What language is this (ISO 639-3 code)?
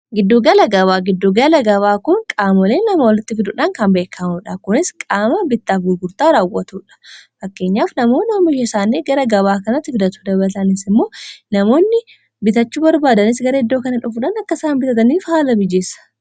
orm